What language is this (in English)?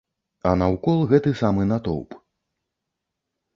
Belarusian